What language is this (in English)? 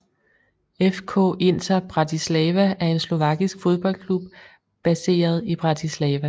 Danish